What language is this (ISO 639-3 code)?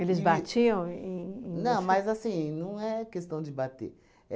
por